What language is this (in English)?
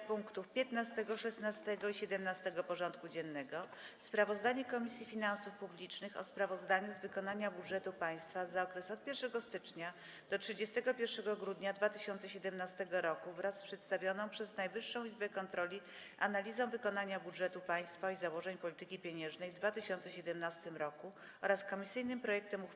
Polish